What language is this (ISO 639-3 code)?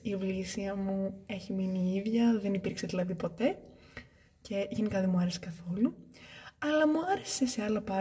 ell